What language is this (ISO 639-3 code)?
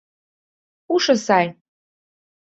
chm